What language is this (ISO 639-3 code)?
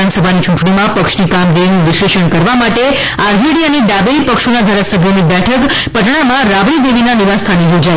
guj